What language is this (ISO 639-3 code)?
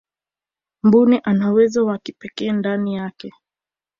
swa